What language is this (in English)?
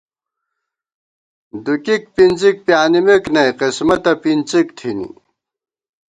Gawar-Bati